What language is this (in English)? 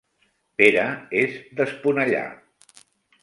Catalan